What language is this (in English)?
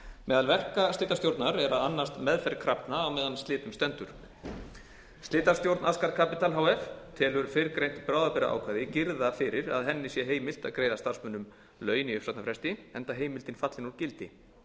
Icelandic